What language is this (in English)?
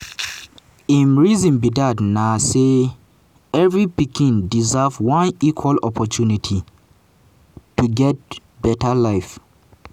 Nigerian Pidgin